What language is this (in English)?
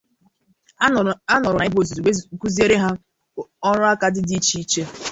Igbo